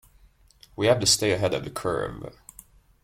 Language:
English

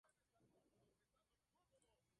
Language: Spanish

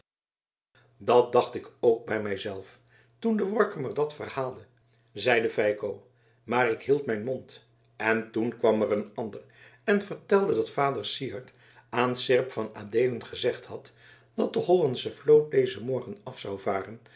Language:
Dutch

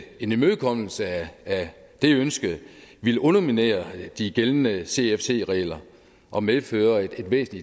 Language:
Danish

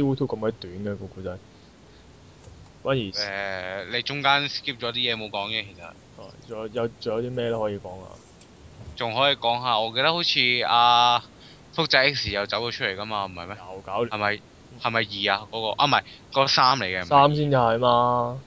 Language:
Chinese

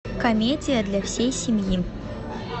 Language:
Russian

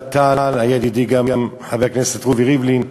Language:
Hebrew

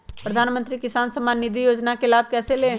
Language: Magahi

